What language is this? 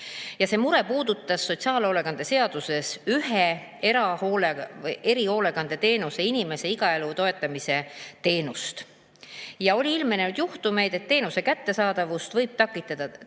Estonian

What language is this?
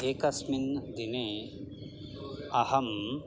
Sanskrit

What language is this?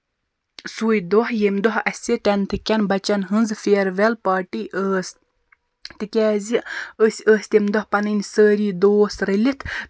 Kashmiri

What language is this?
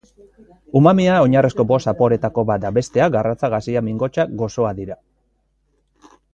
Basque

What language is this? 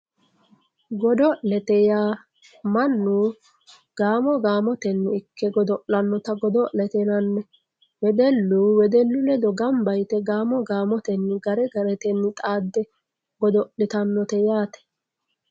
Sidamo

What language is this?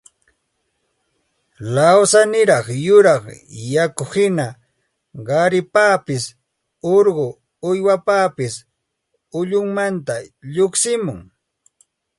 Santa Ana de Tusi Pasco Quechua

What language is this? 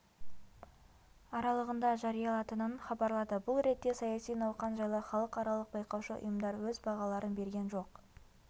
Kazakh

